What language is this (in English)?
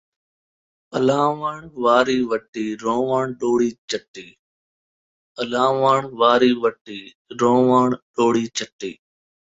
Saraiki